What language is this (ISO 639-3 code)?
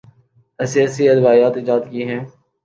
urd